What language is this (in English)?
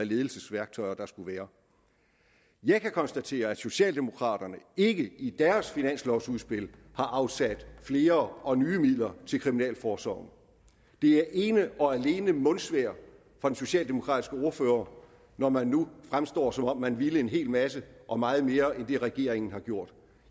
Danish